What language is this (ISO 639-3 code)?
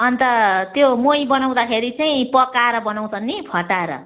nep